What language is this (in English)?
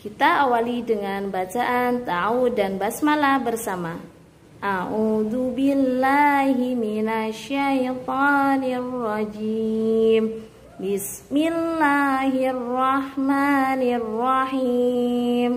Indonesian